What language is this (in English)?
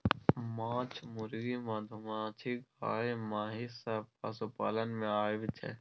Maithili